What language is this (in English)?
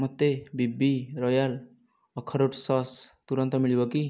Odia